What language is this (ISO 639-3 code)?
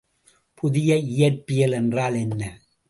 tam